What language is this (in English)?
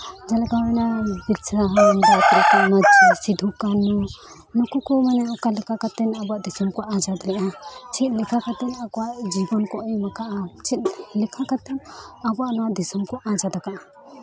Santali